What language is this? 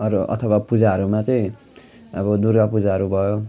Nepali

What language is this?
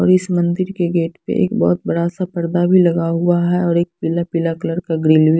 Hindi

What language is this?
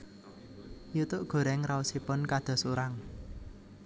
Javanese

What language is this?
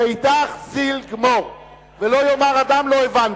Hebrew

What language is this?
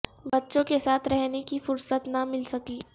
Urdu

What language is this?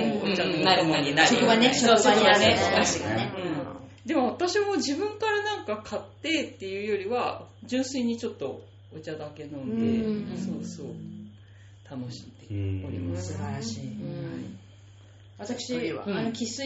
Japanese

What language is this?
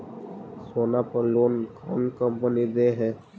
Magahi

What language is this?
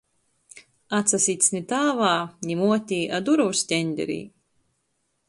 Latgalian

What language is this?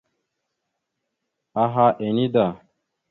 Mada (Cameroon)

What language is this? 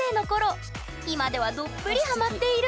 Japanese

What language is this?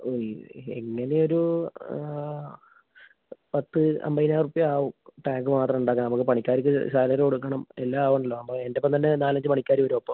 Malayalam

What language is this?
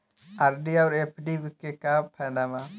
Bhojpuri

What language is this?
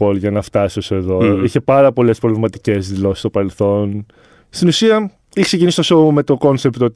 Greek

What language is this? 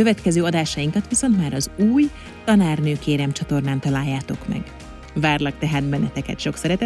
Hungarian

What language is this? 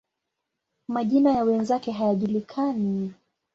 Swahili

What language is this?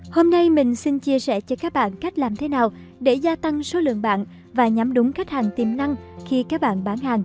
Vietnamese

